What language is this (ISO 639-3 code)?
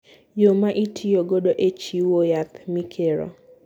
luo